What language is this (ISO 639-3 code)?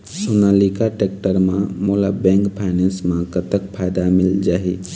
hne